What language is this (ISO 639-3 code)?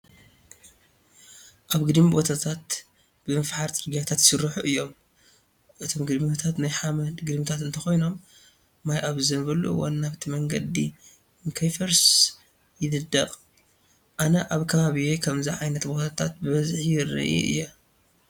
tir